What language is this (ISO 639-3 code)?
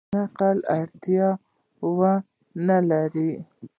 pus